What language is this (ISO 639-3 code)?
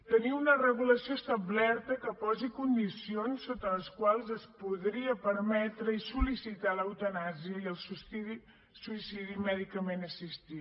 cat